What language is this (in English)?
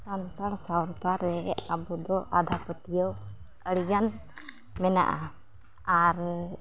Santali